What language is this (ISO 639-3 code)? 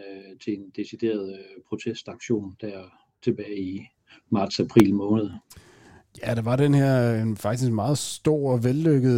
dan